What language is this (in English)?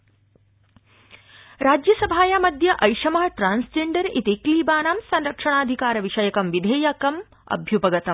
Sanskrit